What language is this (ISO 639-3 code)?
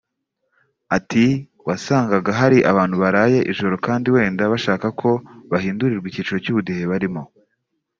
kin